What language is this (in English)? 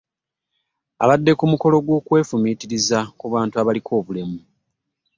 Ganda